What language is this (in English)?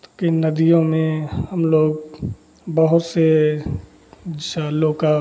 Hindi